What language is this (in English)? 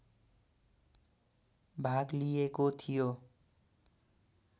Nepali